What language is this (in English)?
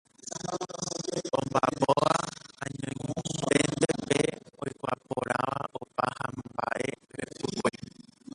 Guarani